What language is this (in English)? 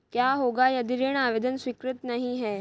Hindi